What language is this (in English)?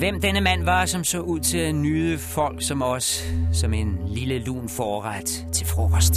Danish